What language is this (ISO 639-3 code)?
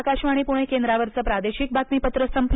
mar